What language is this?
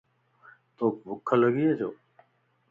Lasi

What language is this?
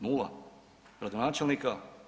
Croatian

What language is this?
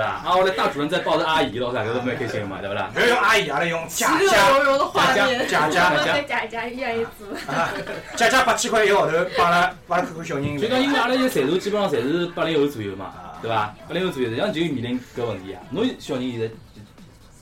Chinese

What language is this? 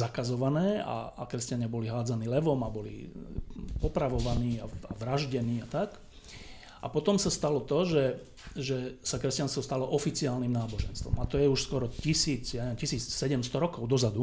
Slovak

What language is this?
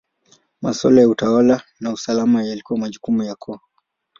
Swahili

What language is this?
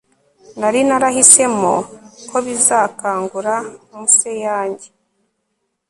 Kinyarwanda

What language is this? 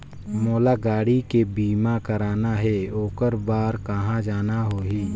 Chhattisgarhi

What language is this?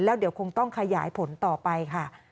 Thai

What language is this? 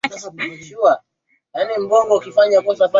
Swahili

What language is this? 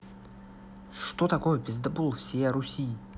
Russian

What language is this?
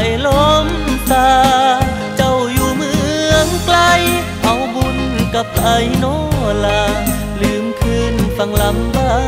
Thai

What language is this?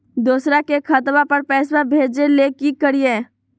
Magahi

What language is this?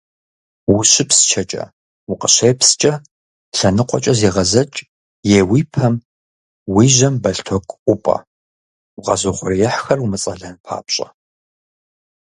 Kabardian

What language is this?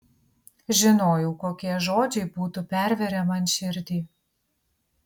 Lithuanian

